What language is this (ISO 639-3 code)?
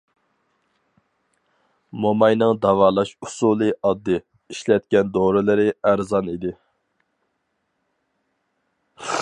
uig